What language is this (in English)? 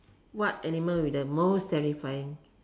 English